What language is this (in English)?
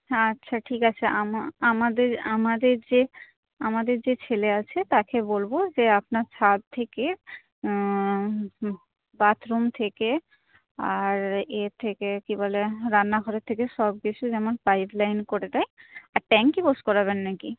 Bangla